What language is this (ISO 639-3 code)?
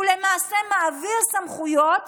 heb